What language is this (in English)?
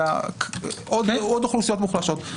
Hebrew